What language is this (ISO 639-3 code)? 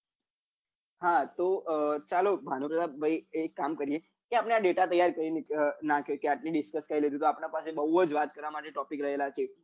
guj